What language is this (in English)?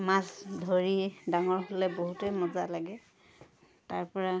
Assamese